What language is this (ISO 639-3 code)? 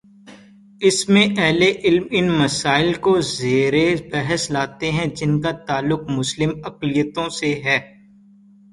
urd